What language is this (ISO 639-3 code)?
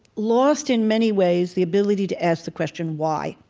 eng